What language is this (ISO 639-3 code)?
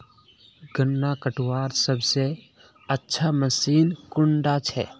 mag